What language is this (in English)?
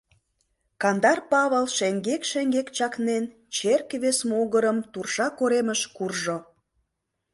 Mari